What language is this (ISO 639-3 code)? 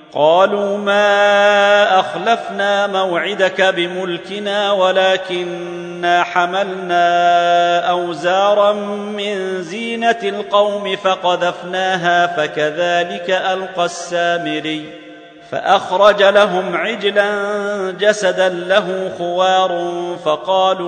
ara